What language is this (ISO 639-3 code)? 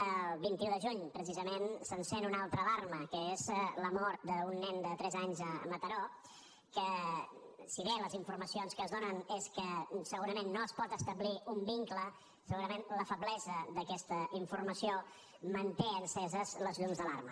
cat